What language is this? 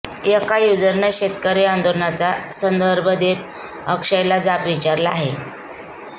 Marathi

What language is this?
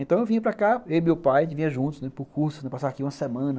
Portuguese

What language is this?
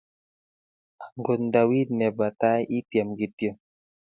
Kalenjin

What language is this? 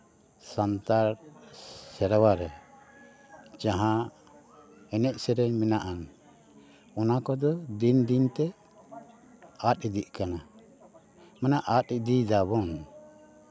Santali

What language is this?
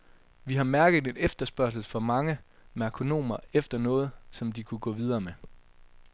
Danish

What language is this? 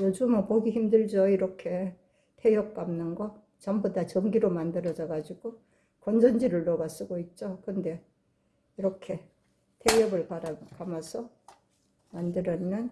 Korean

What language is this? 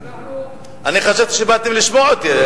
Hebrew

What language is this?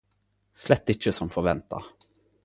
Norwegian Nynorsk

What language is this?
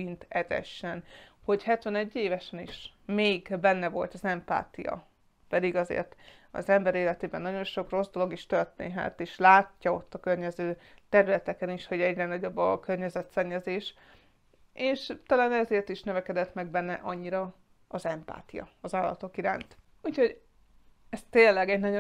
Hungarian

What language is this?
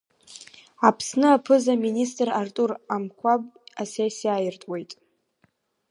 Abkhazian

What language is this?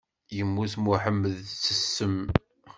Kabyle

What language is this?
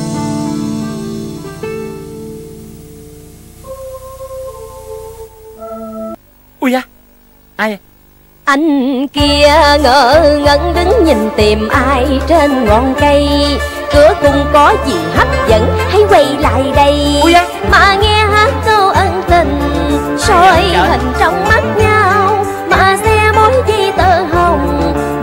Vietnamese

